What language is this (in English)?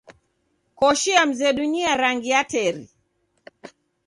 Taita